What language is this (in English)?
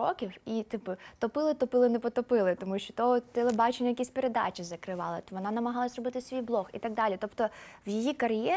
Ukrainian